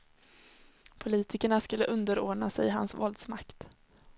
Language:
Swedish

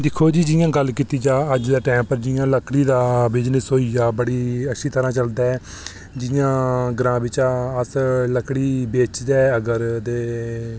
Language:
Dogri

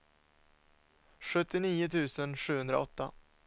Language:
Swedish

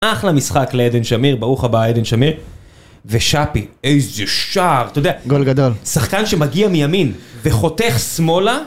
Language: Hebrew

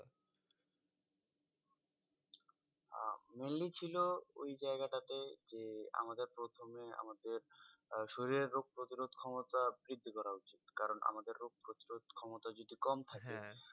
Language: Bangla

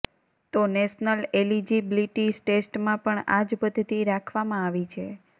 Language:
Gujarati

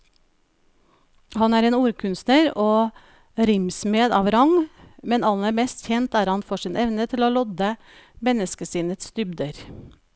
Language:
Norwegian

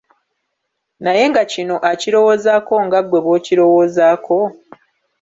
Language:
Ganda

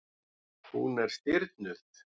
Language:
Icelandic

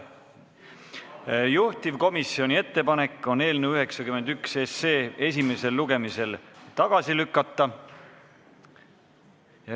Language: Estonian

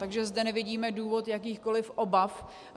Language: Czech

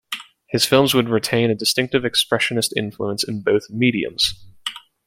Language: English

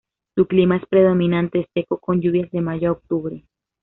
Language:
Spanish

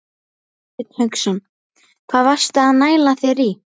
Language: Icelandic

